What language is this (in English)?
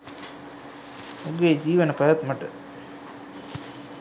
Sinhala